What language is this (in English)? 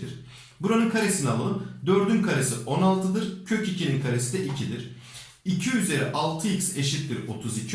Turkish